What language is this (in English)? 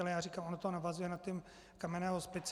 Czech